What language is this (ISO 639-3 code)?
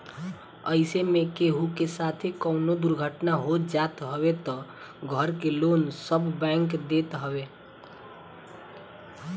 bho